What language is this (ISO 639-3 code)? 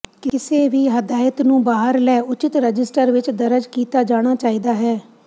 pan